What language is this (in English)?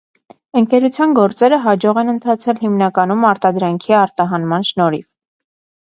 Armenian